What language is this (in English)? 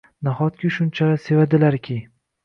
Uzbek